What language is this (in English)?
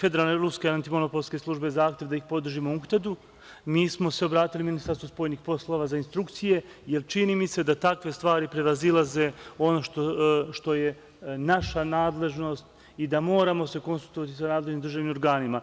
Serbian